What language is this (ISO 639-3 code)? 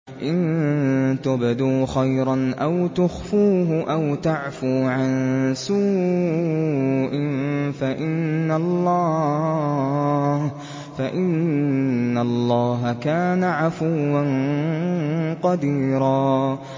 ara